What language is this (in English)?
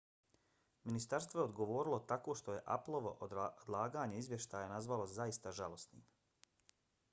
Bosnian